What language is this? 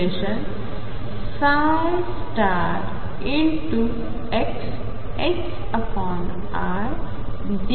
Marathi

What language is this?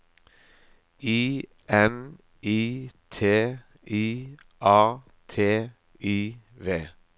Norwegian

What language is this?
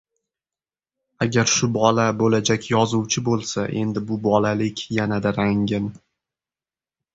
Uzbek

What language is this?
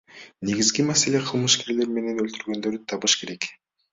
Kyrgyz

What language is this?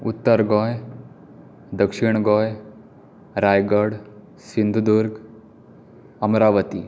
Konkani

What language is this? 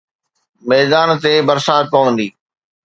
Sindhi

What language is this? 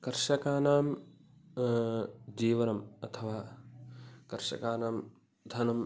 Sanskrit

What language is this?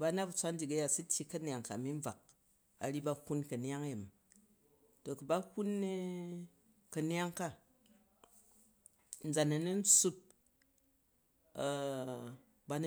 Jju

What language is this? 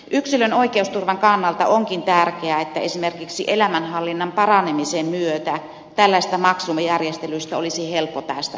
Finnish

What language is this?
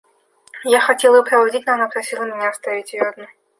Russian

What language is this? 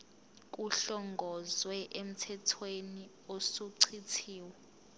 Zulu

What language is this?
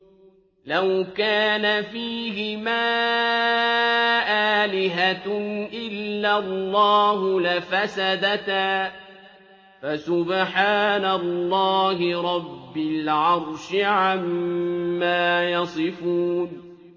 Arabic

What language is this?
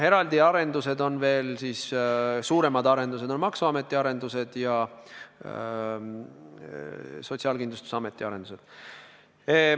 Estonian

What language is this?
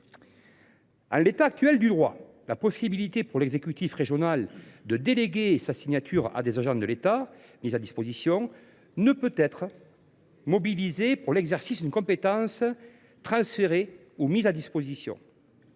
French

